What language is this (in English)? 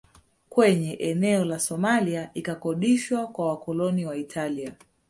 Swahili